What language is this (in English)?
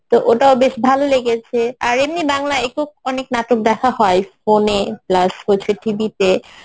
Bangla